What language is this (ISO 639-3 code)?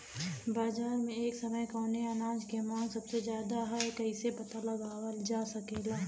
bho